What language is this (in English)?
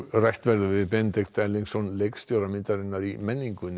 Icelandic